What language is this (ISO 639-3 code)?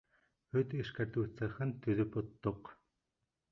bak